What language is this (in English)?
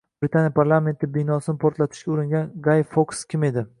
Uzbek